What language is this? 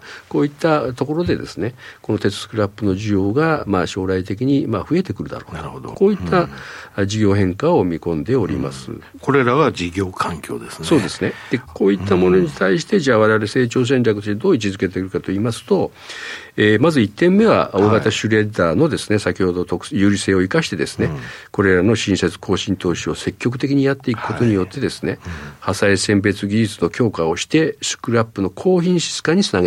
Japanese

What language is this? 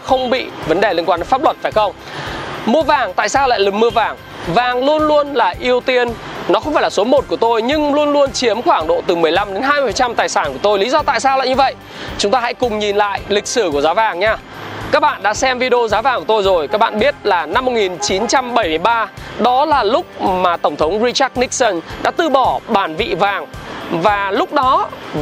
Vietnamese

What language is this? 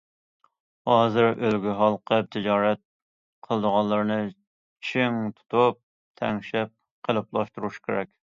Uyghur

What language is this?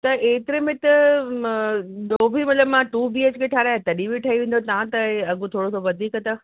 Sindhi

